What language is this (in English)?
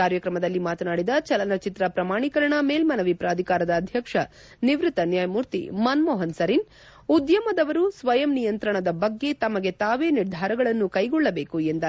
Kannada